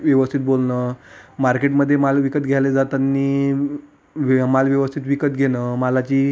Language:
Marathi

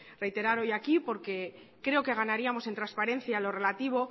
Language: Spanish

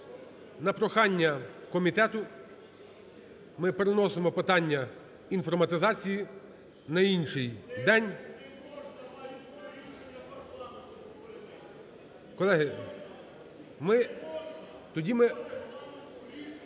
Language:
Ukrainian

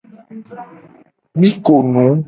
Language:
Gen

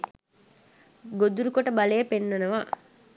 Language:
Sinhala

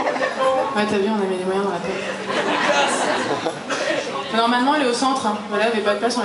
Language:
French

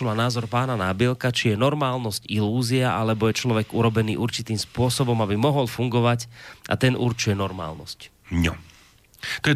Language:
Slovak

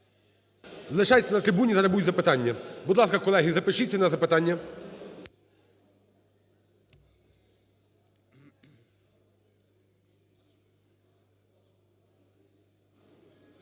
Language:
Ukrainian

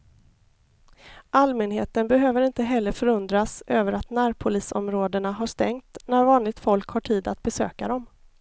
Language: Swedish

